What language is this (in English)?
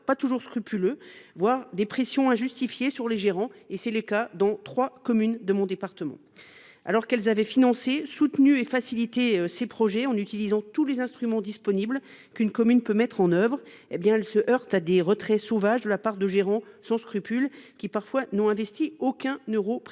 French